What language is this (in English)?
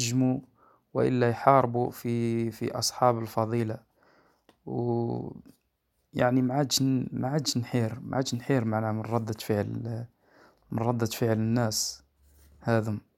Arabic